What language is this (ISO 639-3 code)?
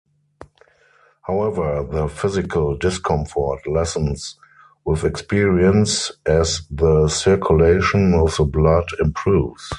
eng